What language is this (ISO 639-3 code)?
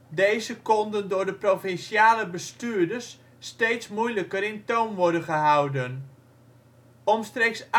nld